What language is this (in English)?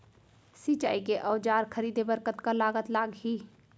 Chhattisgarhi